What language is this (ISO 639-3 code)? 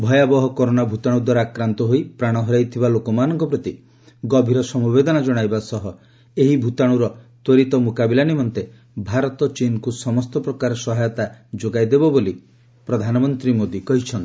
ori